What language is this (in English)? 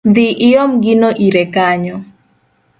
Luo (Kenya and Tanzania)